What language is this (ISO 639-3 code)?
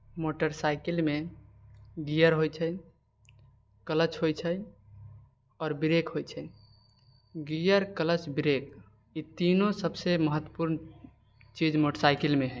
mai